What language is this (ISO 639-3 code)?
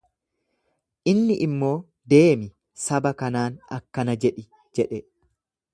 orm